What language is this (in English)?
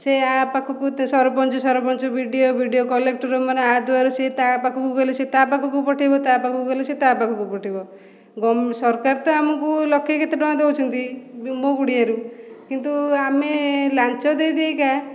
Odia